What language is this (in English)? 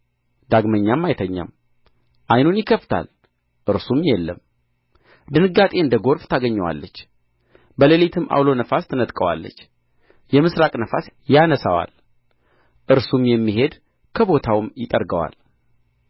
Amharic